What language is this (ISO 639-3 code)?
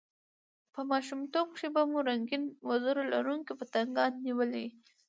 pus